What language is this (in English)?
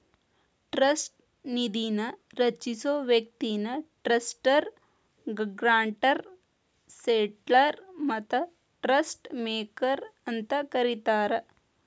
Kannada